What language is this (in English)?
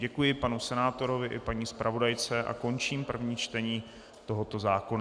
Czech